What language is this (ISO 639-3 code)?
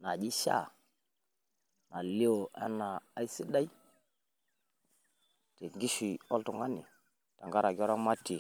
mas